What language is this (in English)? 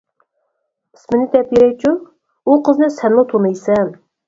Uyghur